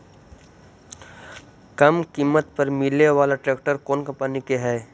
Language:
Magahi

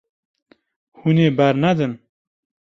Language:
Kurdish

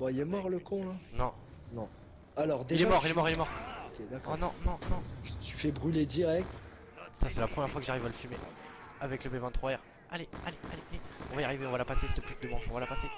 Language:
French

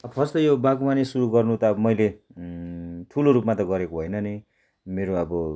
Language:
Nepali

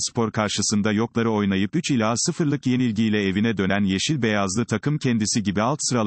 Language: Turkish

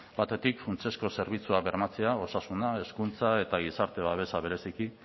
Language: Basque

